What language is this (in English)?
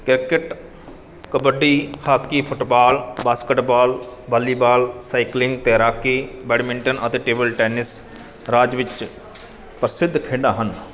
Punjabi